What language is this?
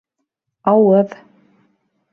Bashkir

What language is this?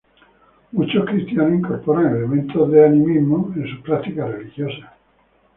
Spanish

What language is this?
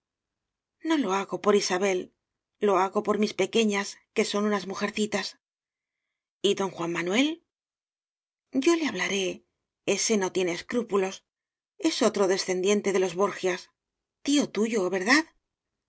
Spanish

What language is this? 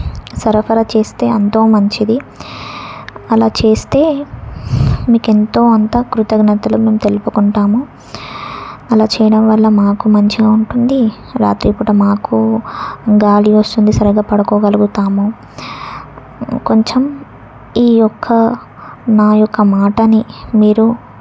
Telugu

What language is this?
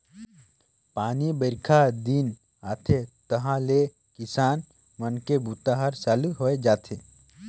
Chhattisgarhi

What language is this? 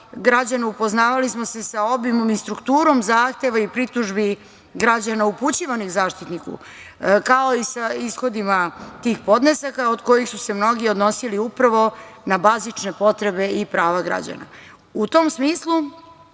Serbian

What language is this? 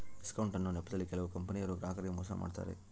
Kannada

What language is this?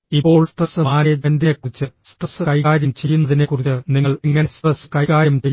Malayalam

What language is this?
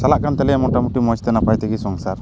Santali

